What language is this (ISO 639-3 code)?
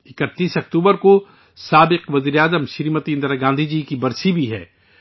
urd